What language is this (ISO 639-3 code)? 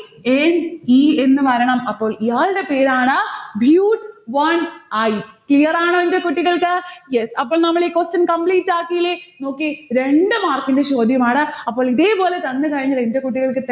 mal